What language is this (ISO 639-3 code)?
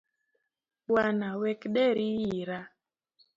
luo